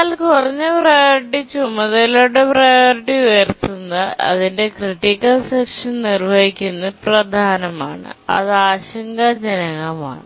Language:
Malayalam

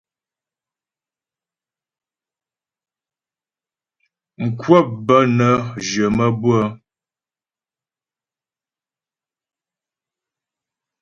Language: Ghomala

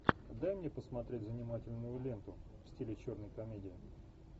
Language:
Russian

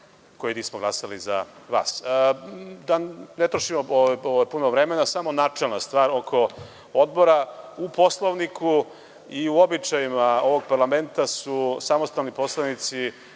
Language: Serbian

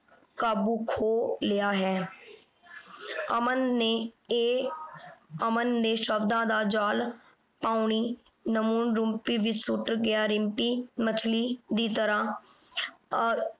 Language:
Punjabi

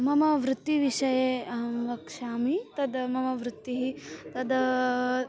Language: Sanskrit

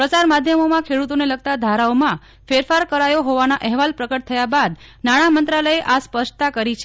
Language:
Gujarati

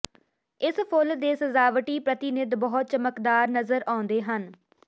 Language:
Punjabi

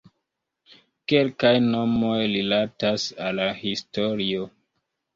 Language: Esperanto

